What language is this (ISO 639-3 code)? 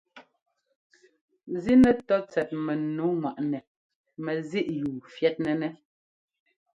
jgo